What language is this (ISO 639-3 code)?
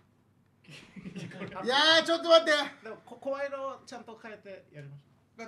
jpn